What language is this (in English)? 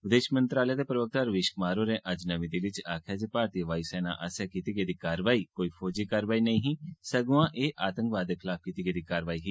Dogri